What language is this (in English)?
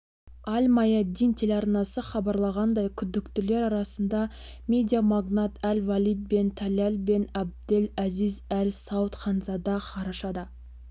Kazakh